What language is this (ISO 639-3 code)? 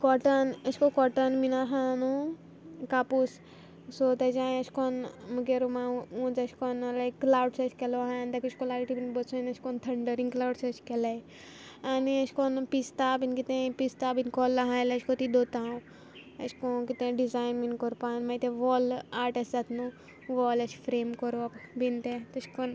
kok